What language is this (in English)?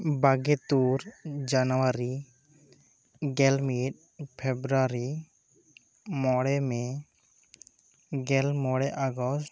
Santali